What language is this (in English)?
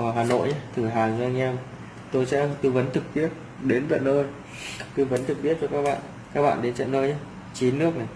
Vietnamese